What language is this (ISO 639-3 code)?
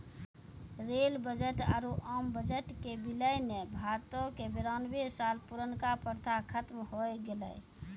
mai